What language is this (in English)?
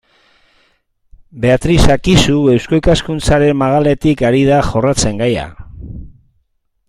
Basque